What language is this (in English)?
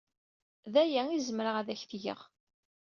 Kabyle